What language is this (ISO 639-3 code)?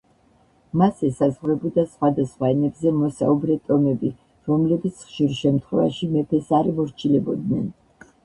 kat